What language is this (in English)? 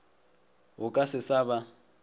Northern Sotho